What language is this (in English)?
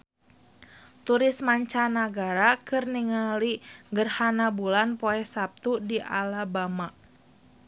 Sundanese